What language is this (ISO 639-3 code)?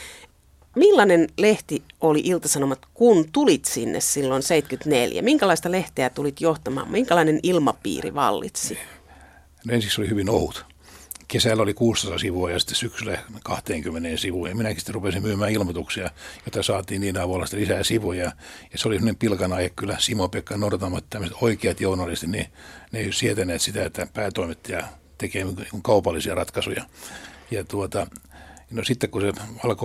fin